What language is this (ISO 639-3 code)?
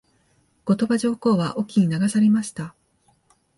jpn